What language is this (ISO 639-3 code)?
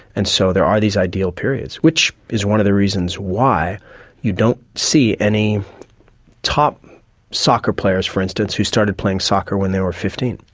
eng